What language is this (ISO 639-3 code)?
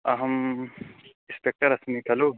san